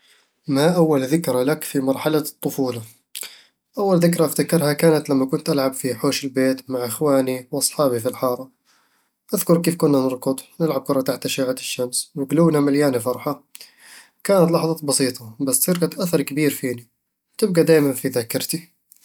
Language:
Eastern Egyptian Bedawi Arabic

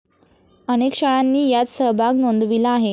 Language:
Marathi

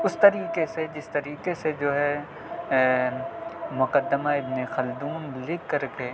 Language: Urdu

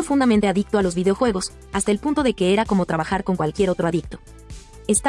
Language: Spanish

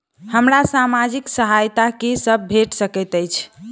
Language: Maithili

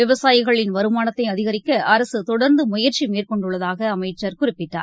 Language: Tamil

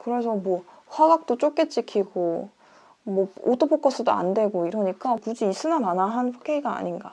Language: Korean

